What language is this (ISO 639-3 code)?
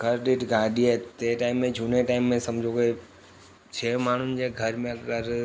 snd